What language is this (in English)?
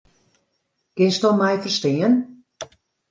Western Frisian